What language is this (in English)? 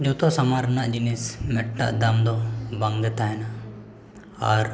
Santali